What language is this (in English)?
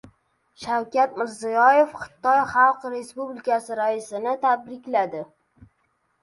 Uzbek